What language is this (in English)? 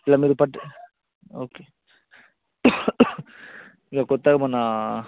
Telugu